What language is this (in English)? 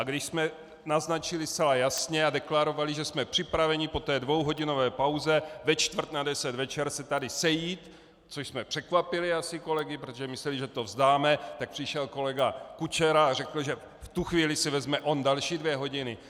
Czech